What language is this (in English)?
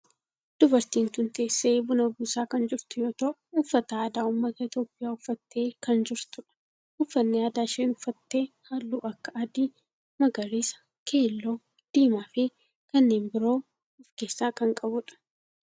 Oromo